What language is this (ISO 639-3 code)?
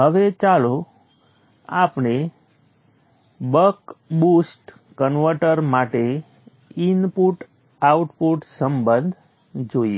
guj